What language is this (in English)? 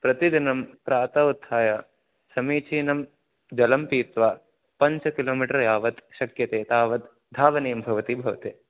Sanskrit